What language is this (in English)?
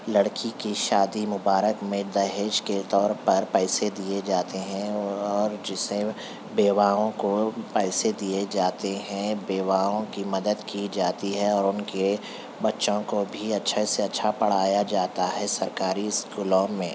Urdu